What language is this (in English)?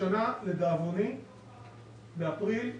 Hebrew